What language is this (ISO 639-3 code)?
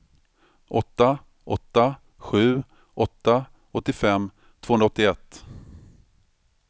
swe